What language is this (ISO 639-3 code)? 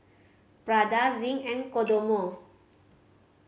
eng